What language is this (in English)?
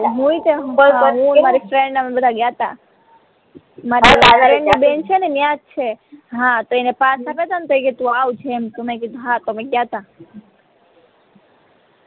Gujarati